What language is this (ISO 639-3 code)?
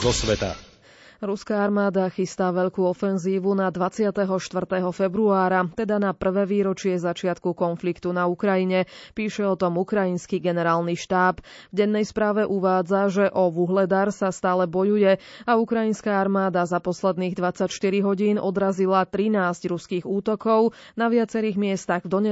slk